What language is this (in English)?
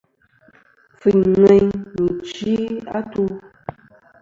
Kom